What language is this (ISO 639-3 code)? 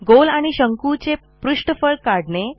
mar